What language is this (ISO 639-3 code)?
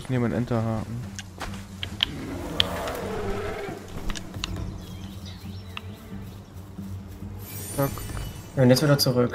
deu